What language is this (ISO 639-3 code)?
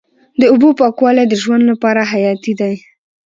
pus